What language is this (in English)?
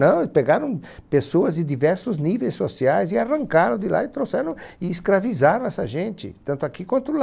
Portuguese